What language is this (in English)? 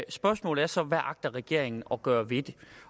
Danish